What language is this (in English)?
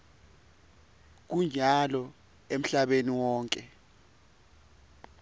Swati